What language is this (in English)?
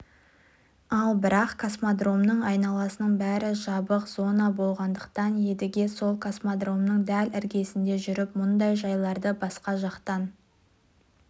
Kazakh